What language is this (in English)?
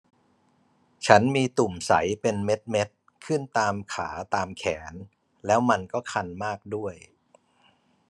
Thai